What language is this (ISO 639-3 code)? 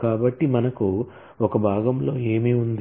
tel